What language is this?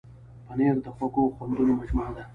Pashto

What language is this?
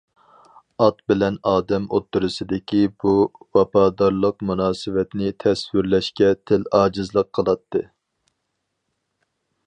Uyghur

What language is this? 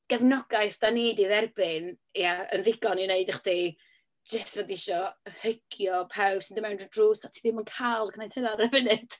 Welsh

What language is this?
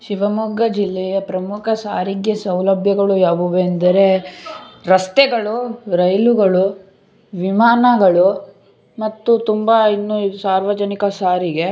Kannada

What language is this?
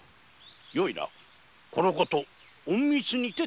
Japanese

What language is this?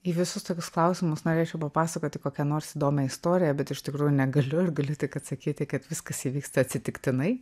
Lithuanian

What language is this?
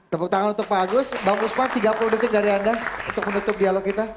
Indonesian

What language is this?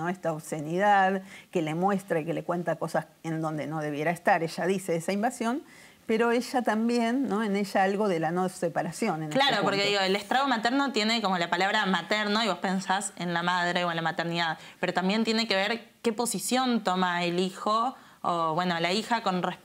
Spanish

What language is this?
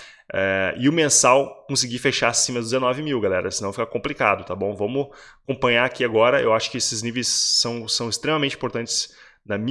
Portuguese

